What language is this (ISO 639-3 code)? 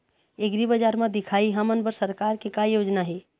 hne